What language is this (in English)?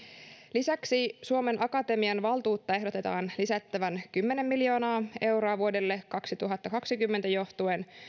Finnish